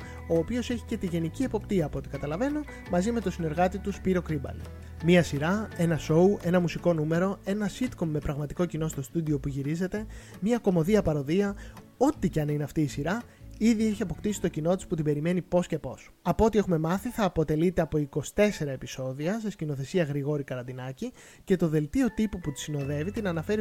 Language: Greek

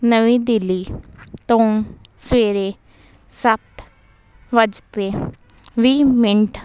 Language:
Punjabi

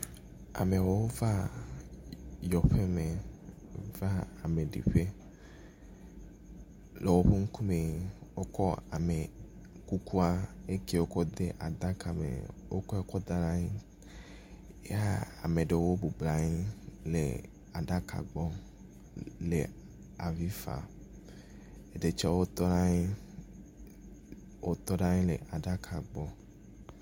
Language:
Ewe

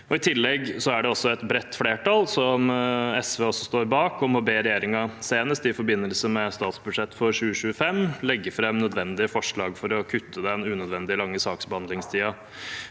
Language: Norwegian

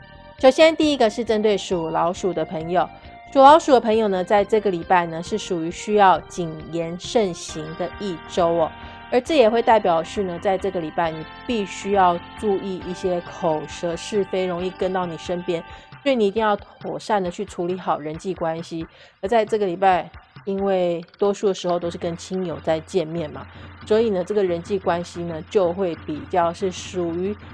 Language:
Chinese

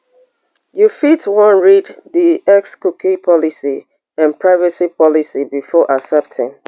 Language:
Nigerian Pidgin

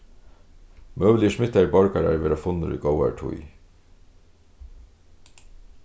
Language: Faroese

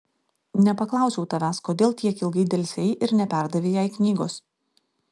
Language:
Lithuanian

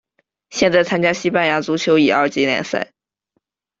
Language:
Chinese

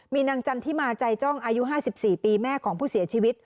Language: Thai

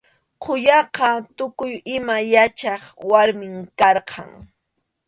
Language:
Arequipa-La Unión Quechua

